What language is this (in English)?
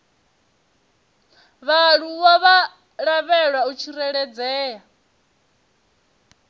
Venda